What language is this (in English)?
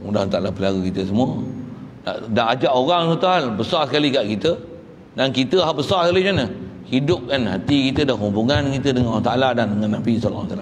Malay